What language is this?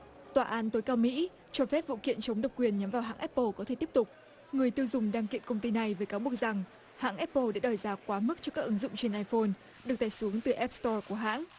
Vietnamese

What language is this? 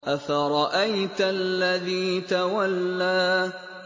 Arabic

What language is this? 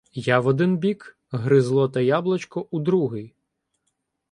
Ukrainian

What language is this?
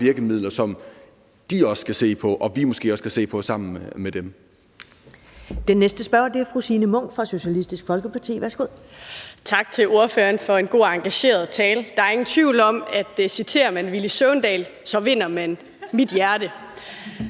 Danish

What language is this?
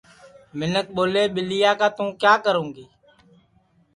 Sansi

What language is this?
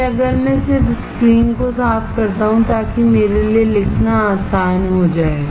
Hindi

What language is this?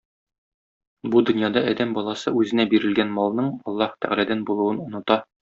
Tatar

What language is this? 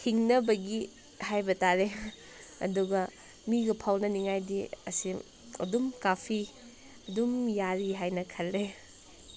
Manipuri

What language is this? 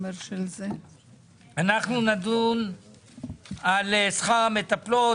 Hebrew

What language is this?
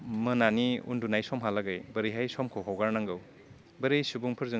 Bodo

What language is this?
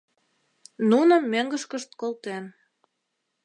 Mari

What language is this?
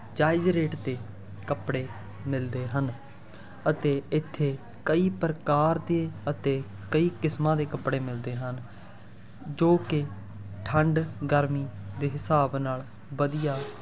Punjabi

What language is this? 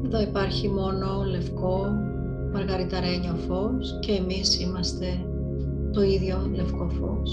Greek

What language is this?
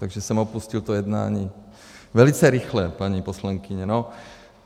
Czech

